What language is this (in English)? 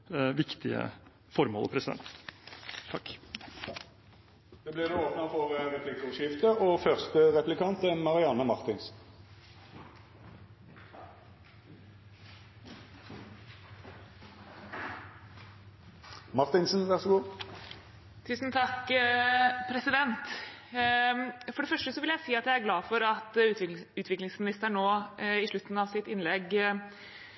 Norwegian